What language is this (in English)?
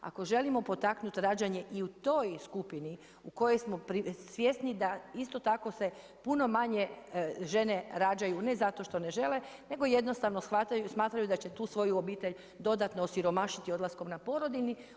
Croatian